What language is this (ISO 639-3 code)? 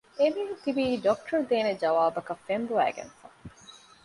div